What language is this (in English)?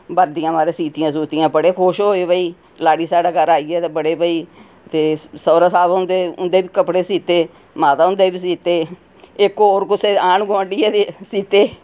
Dogri